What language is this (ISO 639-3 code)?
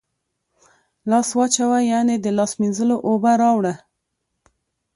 pus